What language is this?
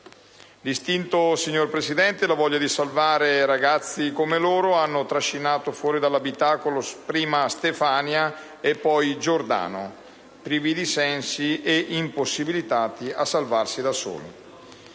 Italian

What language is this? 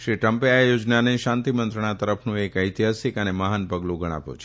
Gujarati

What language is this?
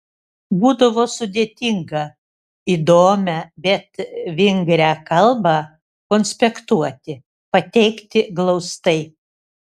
Lithuanian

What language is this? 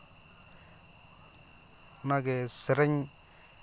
Santali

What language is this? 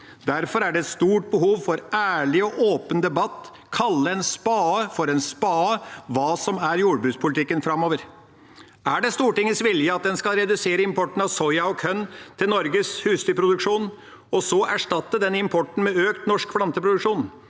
Norwegian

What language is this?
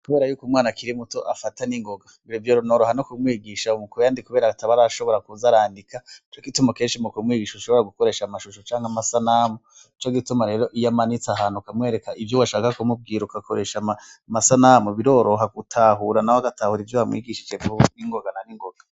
Rundi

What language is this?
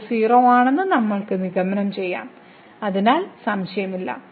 Malayalam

